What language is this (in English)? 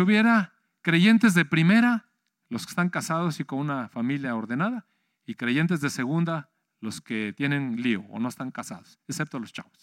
Spanish